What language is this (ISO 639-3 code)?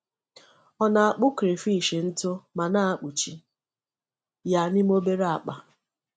ibo